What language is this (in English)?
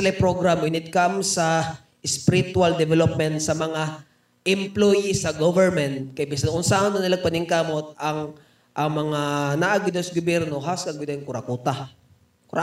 Filipino